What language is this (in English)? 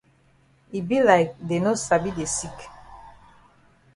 Cameroon Pidgin